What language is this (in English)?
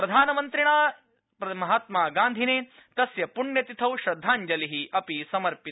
Sanskrit